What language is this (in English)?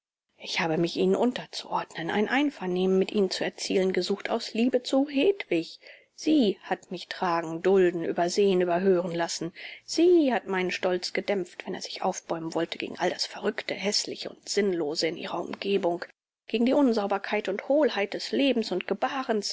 German